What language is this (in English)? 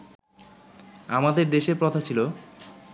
Bangla